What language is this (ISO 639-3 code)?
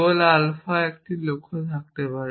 ben